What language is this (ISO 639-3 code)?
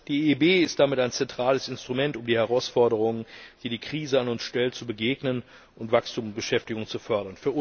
deu